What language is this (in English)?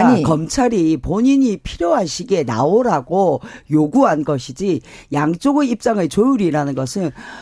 Korean